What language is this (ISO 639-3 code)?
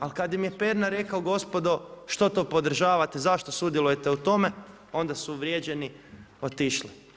hrv